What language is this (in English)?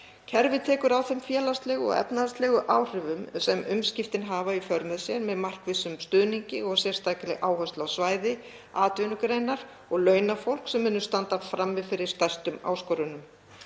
Icelandic